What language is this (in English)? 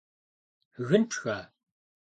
Kabardian